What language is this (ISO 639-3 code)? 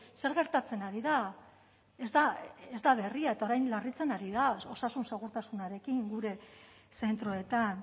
eus